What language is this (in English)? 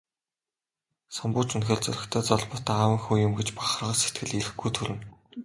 Mongolian